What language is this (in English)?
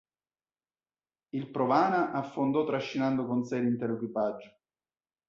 Italian